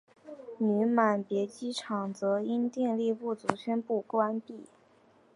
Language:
Chinese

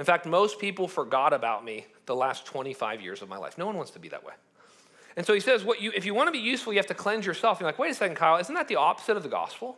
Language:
English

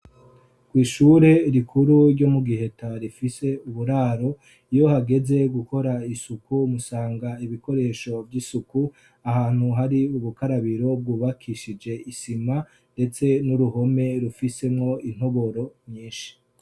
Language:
Rundi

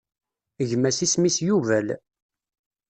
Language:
Kabyle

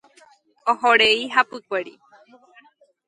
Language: Guarani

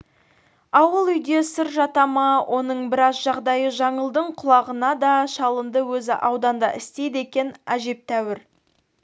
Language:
Kazakh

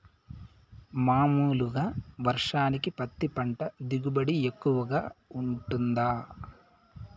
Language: Telugu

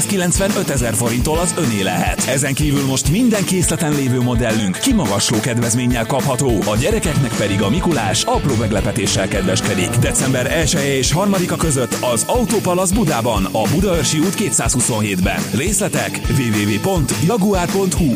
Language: Hungarian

